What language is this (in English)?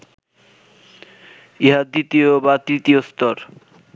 Bangla